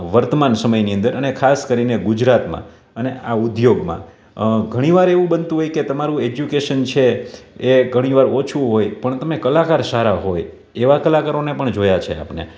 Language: Gujarati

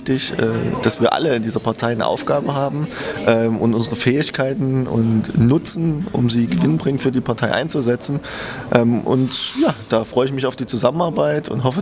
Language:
German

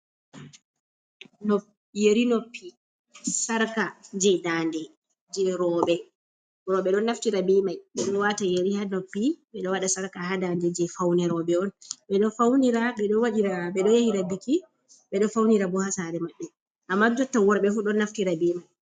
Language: Fula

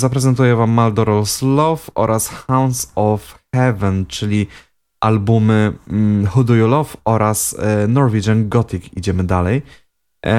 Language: Polish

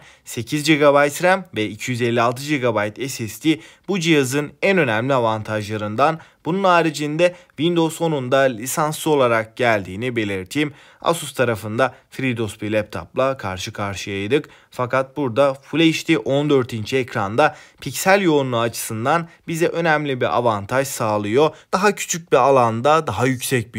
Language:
Turkish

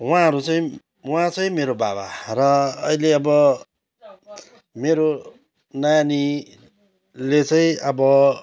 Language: Nepali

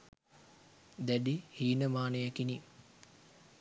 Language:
Sinhala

